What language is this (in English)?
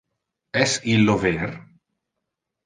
Interlingua